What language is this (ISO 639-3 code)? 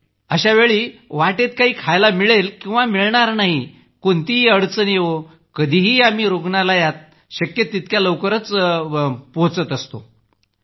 mar